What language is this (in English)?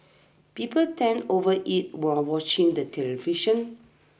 English